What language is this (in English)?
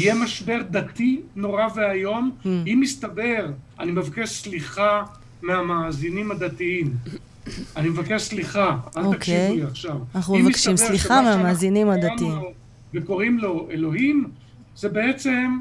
Hebrew